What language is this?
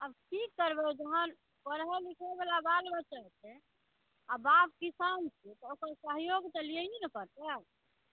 Maithili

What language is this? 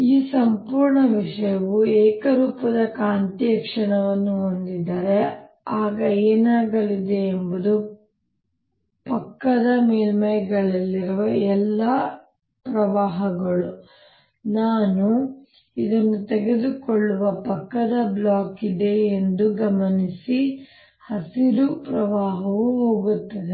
Kannada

